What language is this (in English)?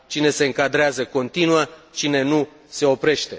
Romanian